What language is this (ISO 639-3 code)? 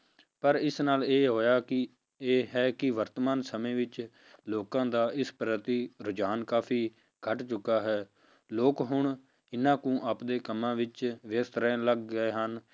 pan